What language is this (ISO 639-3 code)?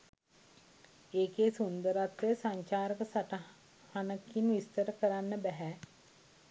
sin